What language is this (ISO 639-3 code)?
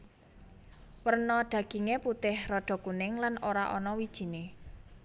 jav